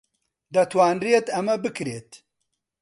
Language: Central Kurdish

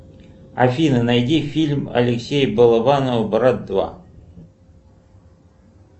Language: Russian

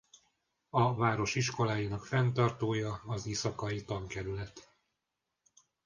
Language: Hungarian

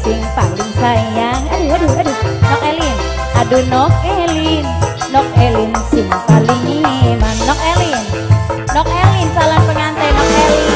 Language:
Indonesian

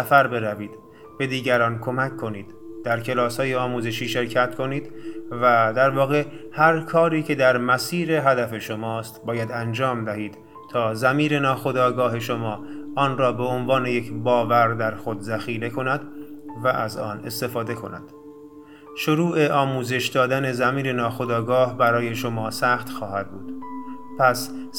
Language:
Persian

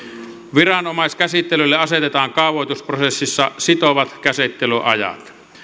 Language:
Finnish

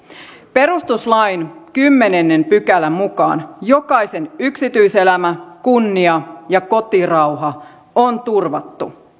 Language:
Finnish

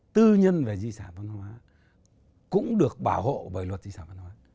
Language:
Vietnamese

